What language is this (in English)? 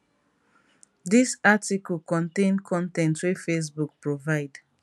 Nigerian Pidgin